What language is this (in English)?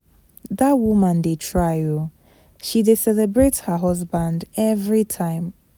Nigerian Pidgin